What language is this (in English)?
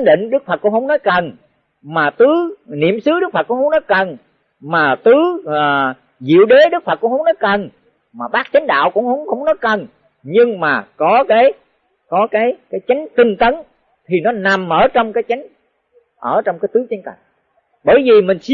Vietnamese